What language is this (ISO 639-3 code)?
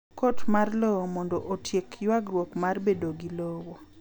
luo